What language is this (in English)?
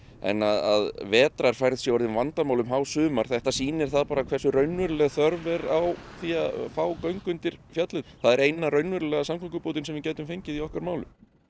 Icelandic